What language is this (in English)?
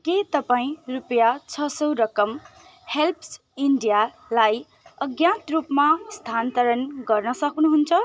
Nepali